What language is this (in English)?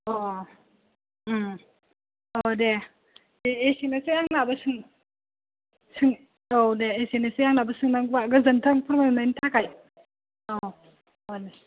Bodo